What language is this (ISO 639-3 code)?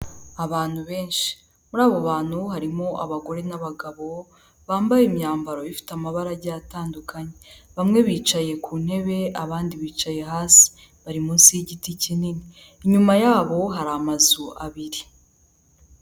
kin